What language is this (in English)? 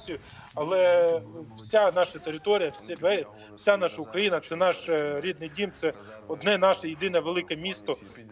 Ukrainian